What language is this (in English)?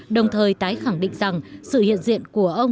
Vietnamese